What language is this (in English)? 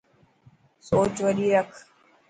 Dhatki